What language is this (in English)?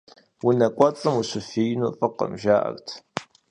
Kabardian